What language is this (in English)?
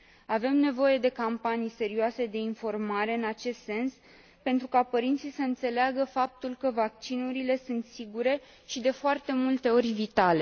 Romanian